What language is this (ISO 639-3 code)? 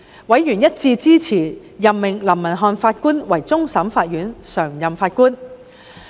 yue